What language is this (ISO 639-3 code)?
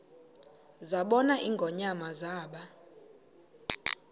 xho